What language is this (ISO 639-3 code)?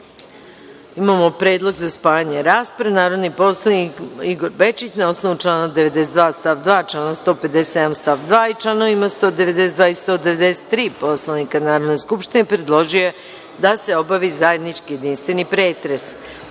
srp